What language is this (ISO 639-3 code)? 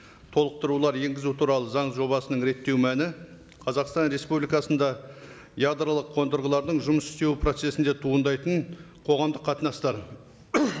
kaz